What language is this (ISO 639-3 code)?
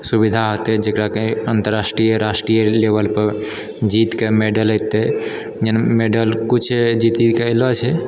mai